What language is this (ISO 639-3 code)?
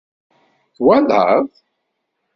kab